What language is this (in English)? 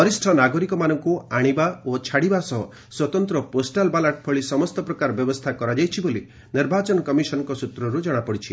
Odia